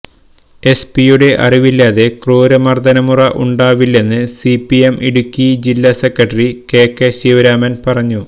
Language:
Malayalam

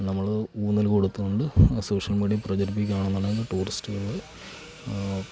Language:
Malayalam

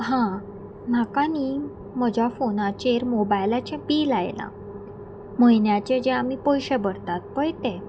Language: Konkani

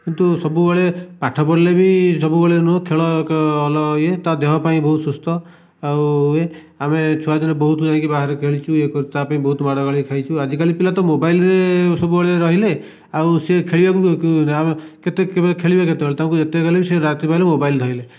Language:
Odia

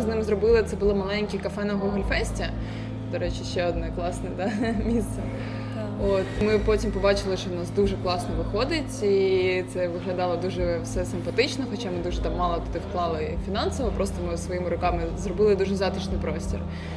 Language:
Ukrainian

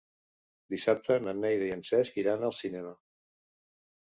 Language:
Catalan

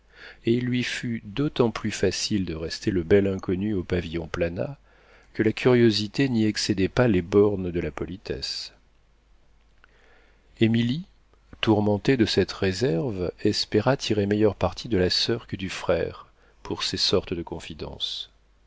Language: French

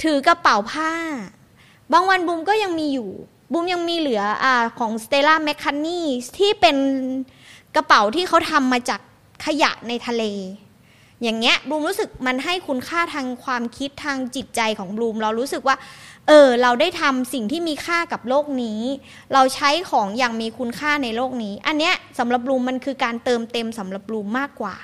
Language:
Thai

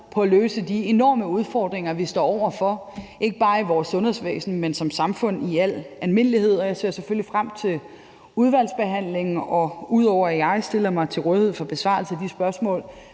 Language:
Danish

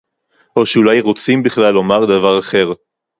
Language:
Hebrew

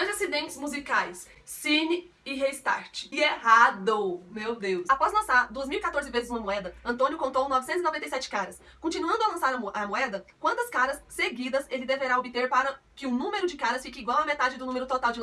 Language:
Portuguese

